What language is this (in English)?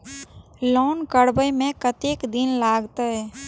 Maithili